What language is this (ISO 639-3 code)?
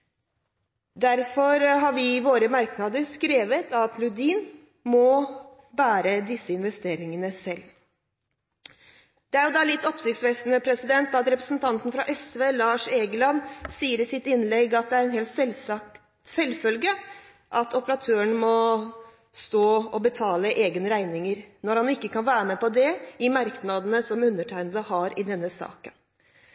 nob